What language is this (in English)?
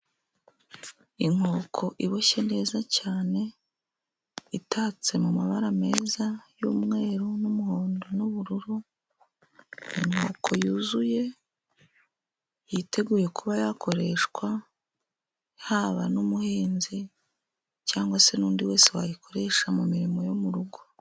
Kinyarwanda